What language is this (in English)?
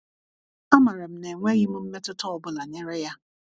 Igbo